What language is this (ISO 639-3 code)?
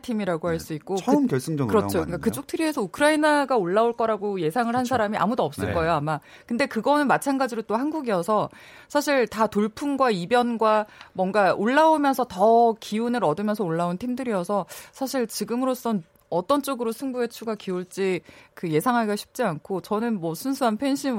kor